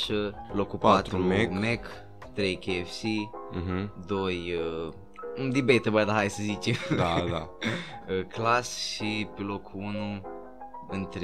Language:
Romanian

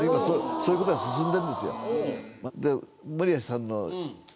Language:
Japanese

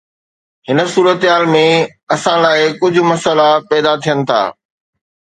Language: Sindhi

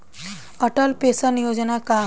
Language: Bhojpuri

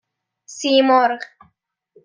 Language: Persian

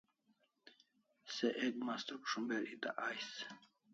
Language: Kalasha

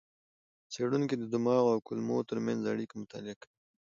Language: Pashto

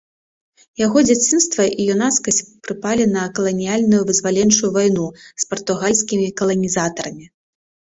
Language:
Belarusian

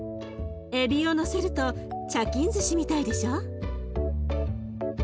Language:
Japanese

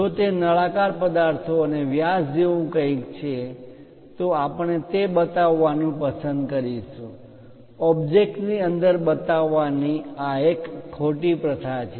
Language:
Gujarati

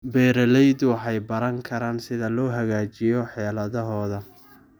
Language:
Somali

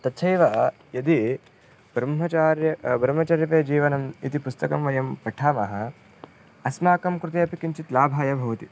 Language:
Sanskrit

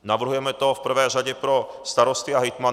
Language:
Czech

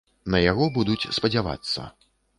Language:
Belarusian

